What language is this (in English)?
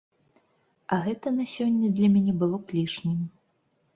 Belarusian